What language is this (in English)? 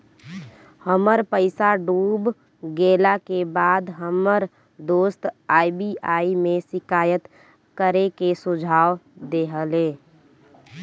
Bhojpuri